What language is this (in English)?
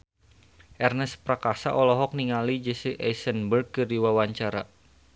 Sundanese